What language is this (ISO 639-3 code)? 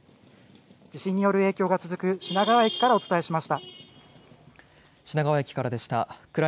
jpn